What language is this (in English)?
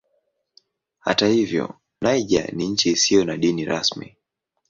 Swahili